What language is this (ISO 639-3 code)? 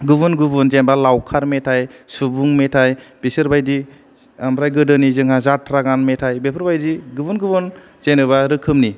brx